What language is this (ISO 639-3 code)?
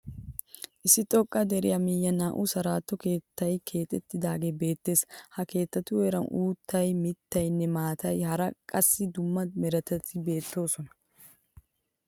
wal